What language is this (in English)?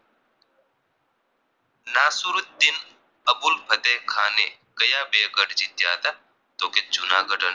Gujarati